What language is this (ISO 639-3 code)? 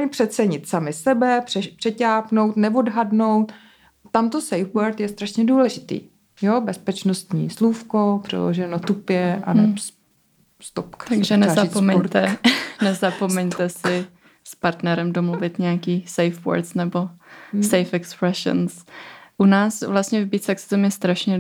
ces